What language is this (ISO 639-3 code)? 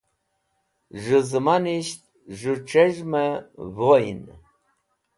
wbl